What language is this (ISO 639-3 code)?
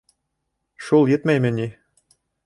bak